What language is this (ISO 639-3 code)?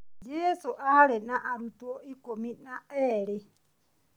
kik